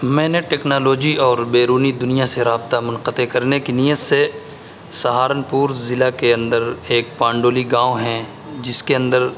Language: Urdu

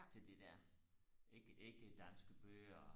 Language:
Danish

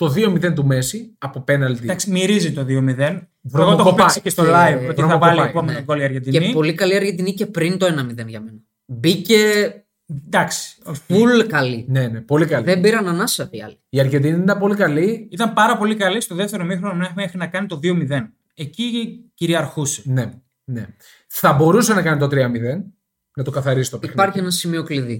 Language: Greek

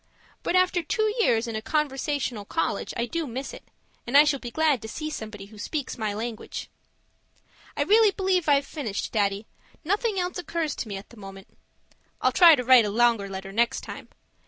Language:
English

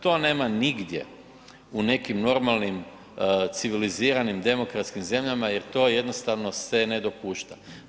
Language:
Croatian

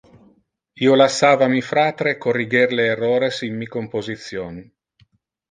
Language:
Interlingua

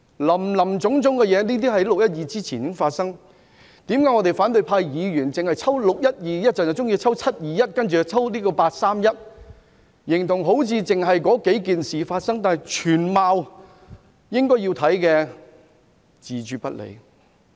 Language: Cantonese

